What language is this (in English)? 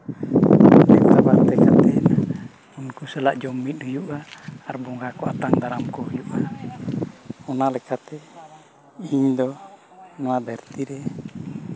Santali